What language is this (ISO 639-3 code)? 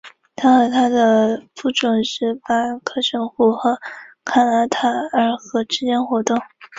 zho